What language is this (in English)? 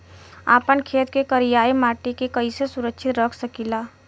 Bhojpuri